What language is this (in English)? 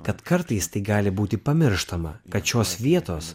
Lithuanian